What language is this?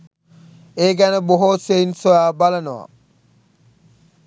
Sinhala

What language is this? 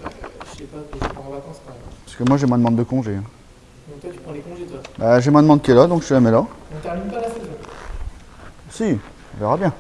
French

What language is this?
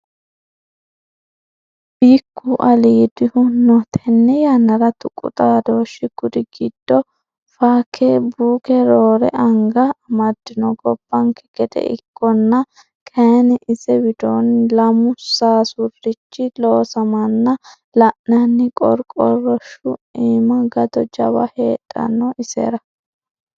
Sidamo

